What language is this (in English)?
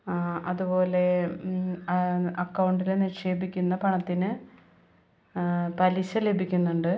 Malayalam